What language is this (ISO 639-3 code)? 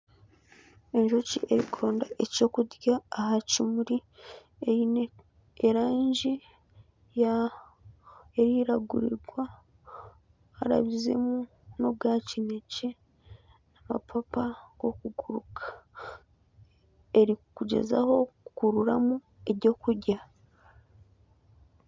nyn